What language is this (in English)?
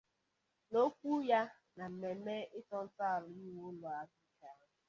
Igbo